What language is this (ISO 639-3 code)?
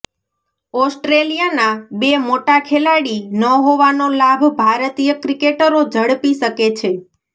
guj